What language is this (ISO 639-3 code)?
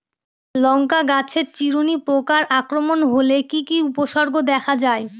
ben